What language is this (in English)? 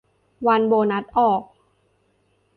Thai